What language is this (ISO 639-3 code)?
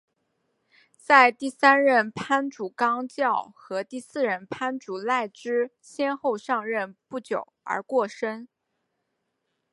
zho